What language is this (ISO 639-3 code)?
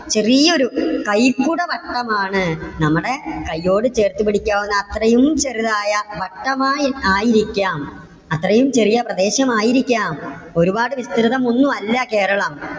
mal